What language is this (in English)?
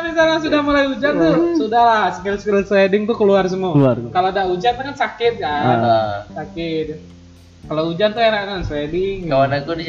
Indonesian